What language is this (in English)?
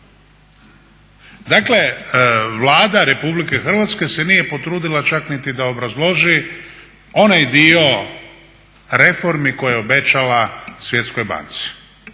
Croatian